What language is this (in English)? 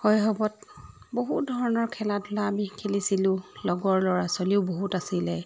Assamese